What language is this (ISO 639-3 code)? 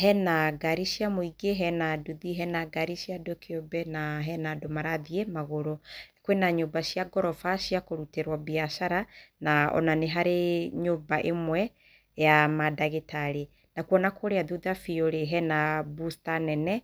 kik